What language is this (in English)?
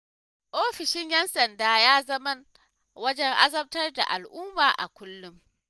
Hausa